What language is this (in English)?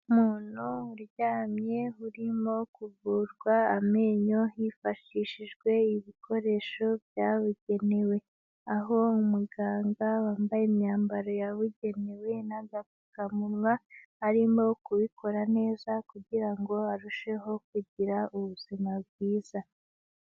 Kinyarwanda